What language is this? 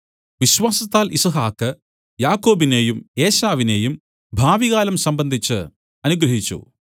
Malayalam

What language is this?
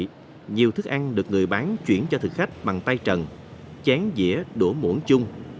Vietnamese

